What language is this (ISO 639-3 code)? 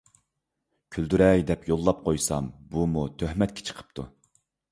uig